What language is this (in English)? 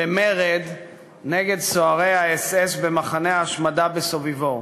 Hebrew